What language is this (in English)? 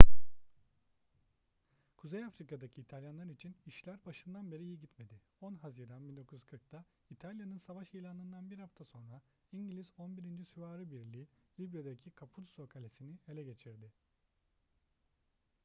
Turkish